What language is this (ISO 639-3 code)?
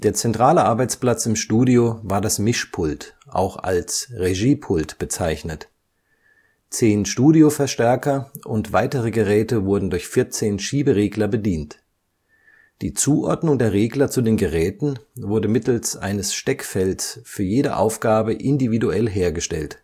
deu